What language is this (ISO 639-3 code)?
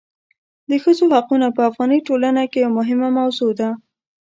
pus